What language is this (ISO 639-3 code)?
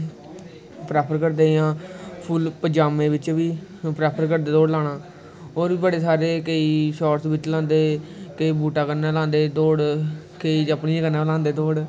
doi